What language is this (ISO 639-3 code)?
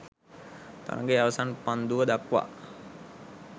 sin